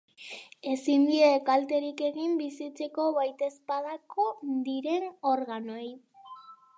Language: Basque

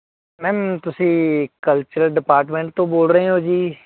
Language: Punjabi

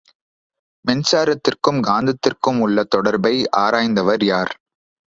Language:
Tamil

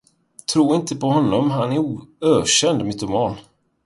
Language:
Swedish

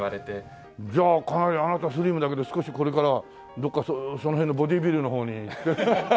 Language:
Japanese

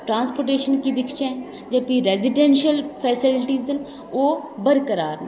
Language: Dogri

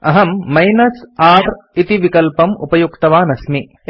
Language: Sanskrit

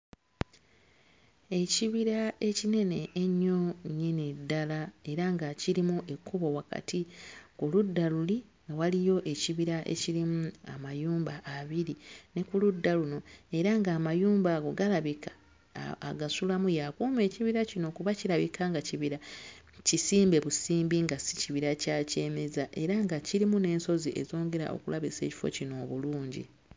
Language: Ganda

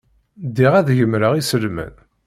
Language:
Kabyle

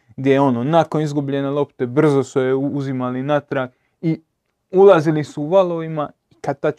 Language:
Croatian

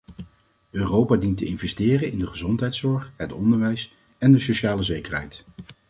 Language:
Dutch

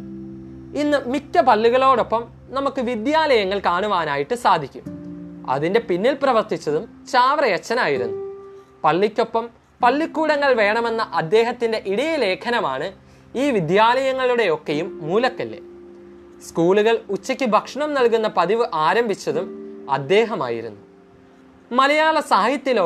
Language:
Malayalam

